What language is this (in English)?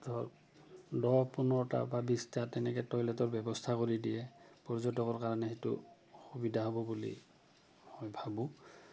Assamese